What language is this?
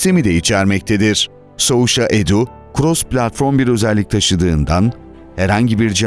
Turkish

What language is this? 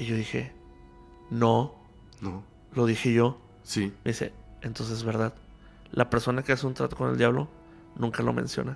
Spanish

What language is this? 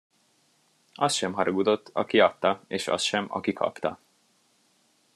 Hungarian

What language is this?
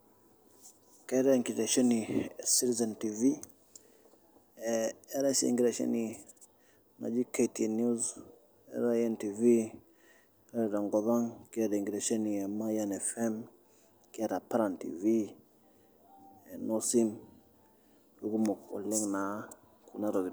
Masai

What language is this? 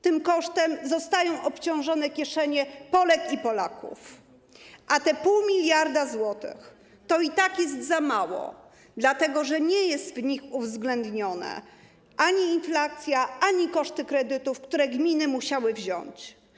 Polish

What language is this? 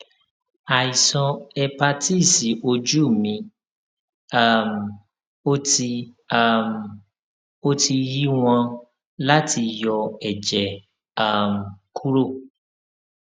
Yoruba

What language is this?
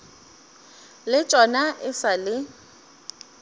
Northern Sotho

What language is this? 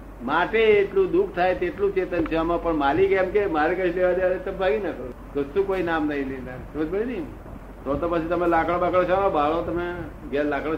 Gujarati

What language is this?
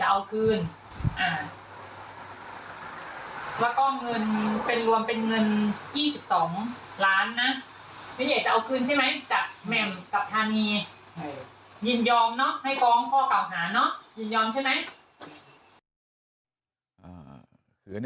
Thai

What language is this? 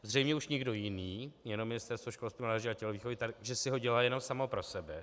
Czech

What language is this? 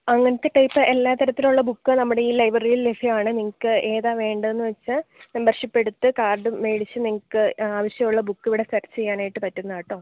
Malayalam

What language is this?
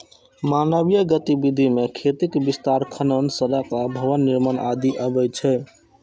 Maithili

